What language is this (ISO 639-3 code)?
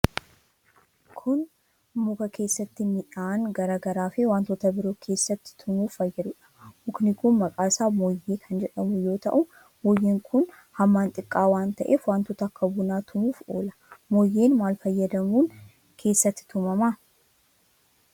orm